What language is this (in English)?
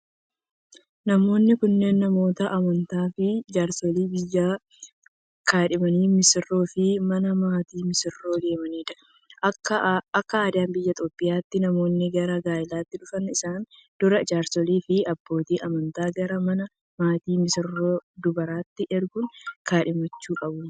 Oromo